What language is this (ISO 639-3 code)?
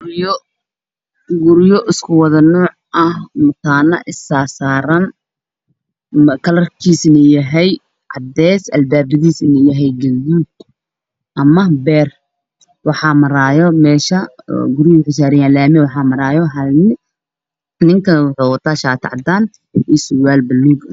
som